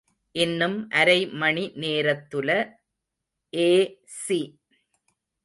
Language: Tamil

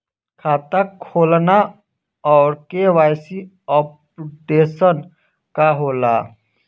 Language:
Bhojpuri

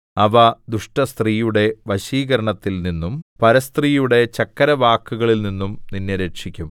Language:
Malayalam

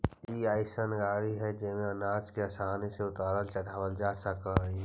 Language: Magahi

